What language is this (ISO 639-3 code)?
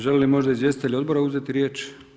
hrv